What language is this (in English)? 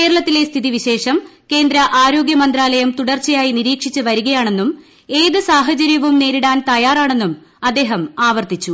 Malayalam